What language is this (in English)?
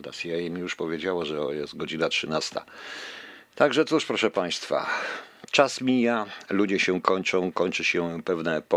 Polish